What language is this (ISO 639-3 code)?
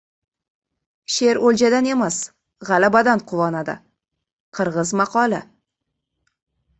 uzb